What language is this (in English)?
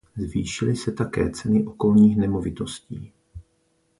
Czech